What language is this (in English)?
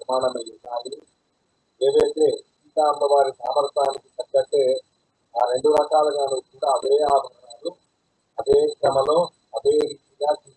Indonesian